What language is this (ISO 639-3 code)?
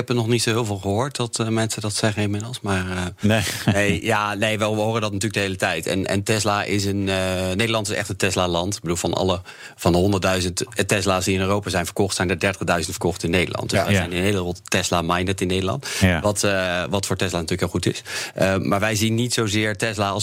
nld